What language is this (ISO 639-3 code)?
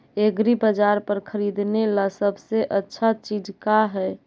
mag